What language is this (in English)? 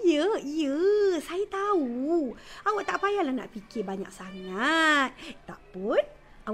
Malay